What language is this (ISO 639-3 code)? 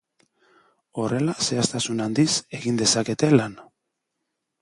eus